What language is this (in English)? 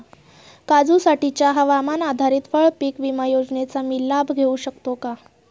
Marathi